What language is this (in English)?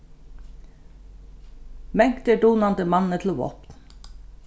Faroese